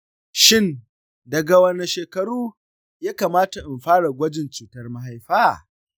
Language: Hausa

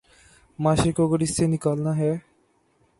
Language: Urdu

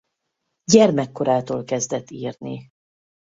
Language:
Hungarian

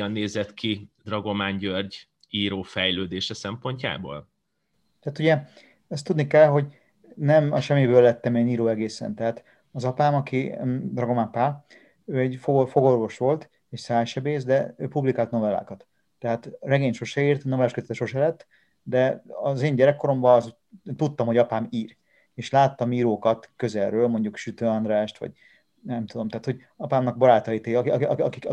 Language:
Hungarian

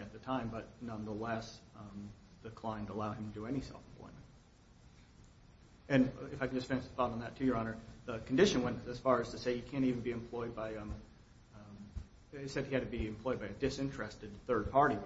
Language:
English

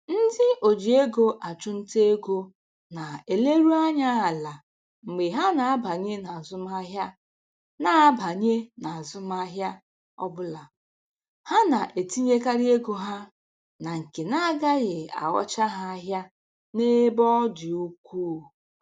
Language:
Igbo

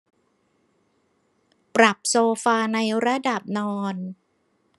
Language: Thai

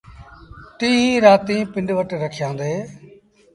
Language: Sindhi Bhil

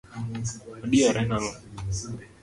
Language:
Luo (Kenya and Tanzania)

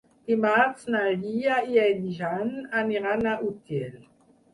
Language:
Catalan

